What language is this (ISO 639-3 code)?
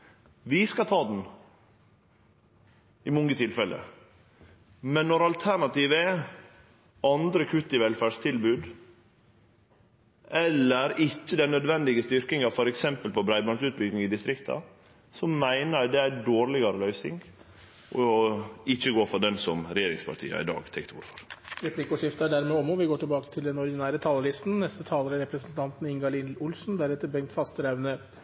nor